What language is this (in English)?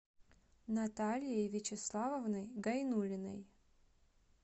Russian